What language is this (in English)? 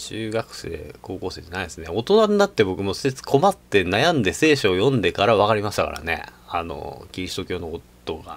Japanese